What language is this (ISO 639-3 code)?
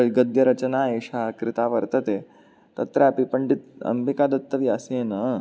san